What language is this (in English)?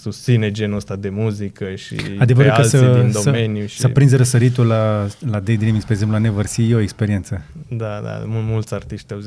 Romanian